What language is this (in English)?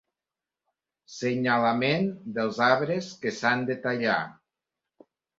Catalan